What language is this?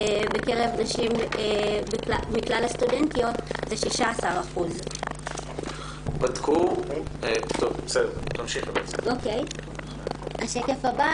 Hebrew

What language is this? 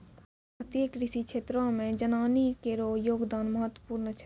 Maithili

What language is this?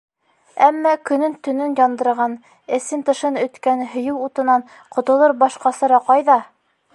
Bashkir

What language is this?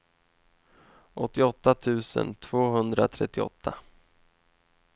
Swedish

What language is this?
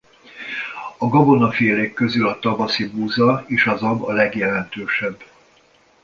Hungarian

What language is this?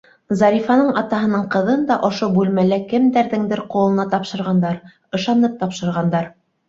Bashkir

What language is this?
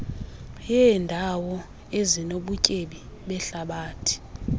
Xhosa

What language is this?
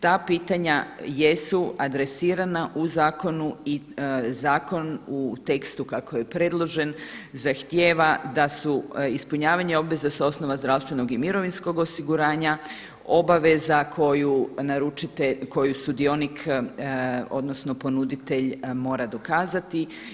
Croatian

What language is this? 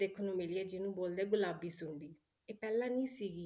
Punjabi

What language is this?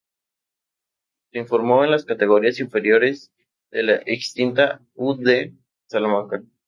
Spanish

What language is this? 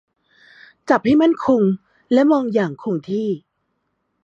Thai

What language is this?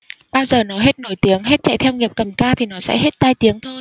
Vietnamese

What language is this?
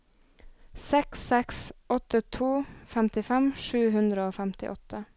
Norwegian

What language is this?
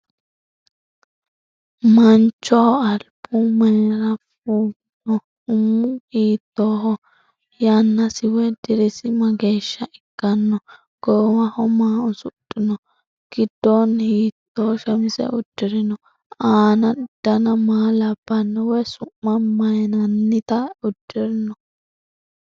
Sidamo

